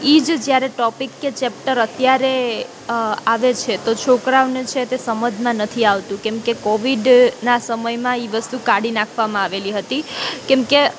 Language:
Gujarati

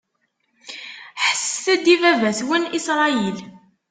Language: Kabyle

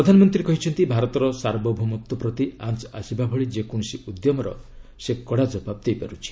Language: Odia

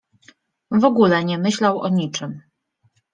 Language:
Polish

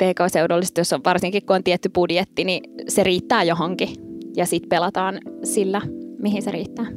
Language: Finnish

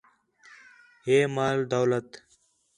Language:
Khetrani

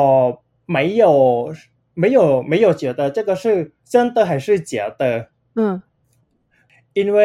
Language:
Chinese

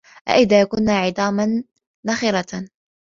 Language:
Arabic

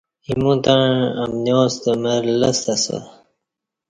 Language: Kati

